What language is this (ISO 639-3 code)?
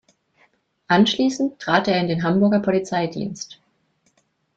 deu